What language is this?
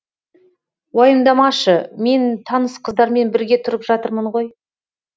Kazakh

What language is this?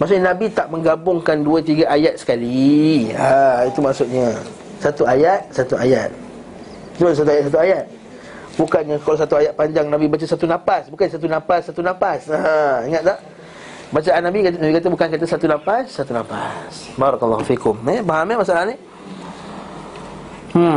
Malay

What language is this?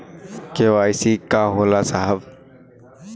Bhojpuri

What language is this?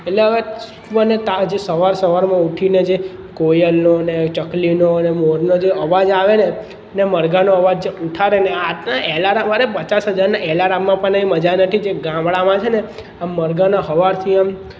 Gujarati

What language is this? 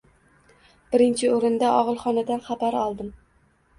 Uzbek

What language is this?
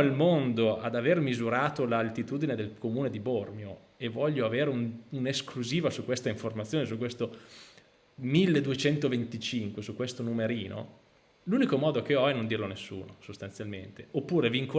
Italian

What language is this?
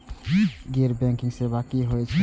Maithili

